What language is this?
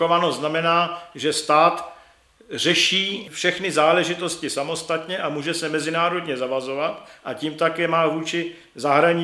Czech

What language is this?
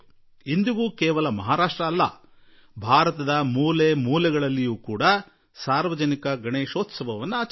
Kannada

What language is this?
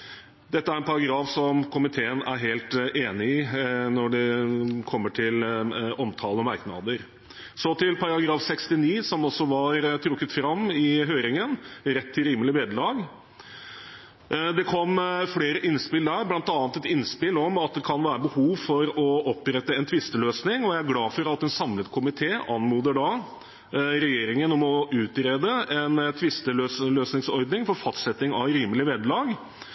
Norwegian Bokmål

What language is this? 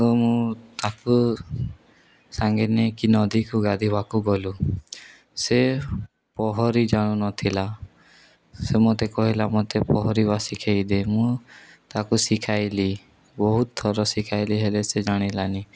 Odia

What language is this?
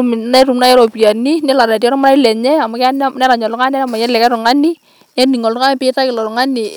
Masai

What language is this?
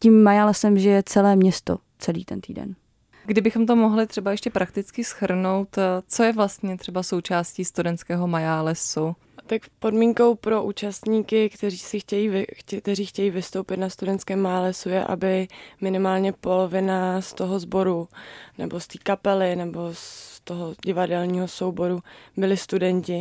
Czech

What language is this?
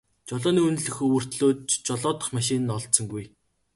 Mongolian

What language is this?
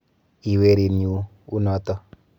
Kalenjin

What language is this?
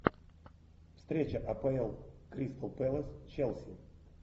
Russian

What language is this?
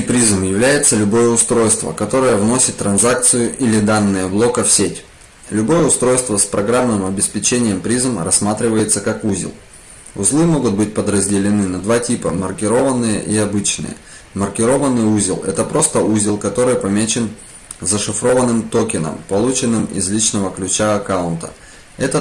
Russian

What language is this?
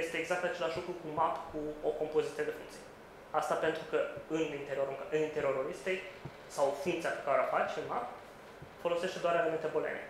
Romanian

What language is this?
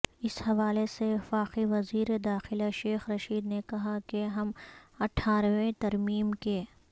Urdu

